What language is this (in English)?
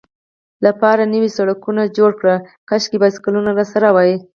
Pashto